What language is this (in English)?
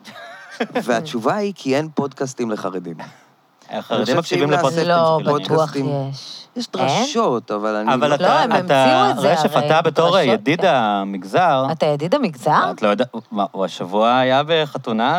Hebrew